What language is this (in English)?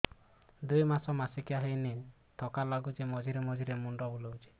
Odia